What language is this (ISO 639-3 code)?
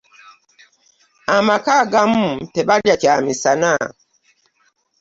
lug